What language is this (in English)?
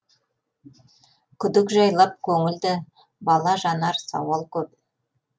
Kazakh